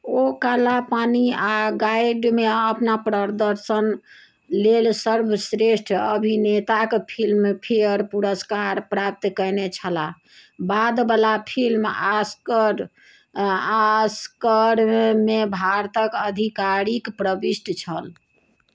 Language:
Maithili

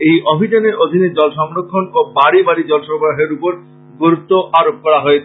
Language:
Bangla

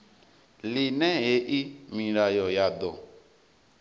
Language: Venda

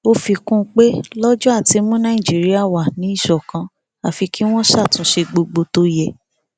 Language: Yoruba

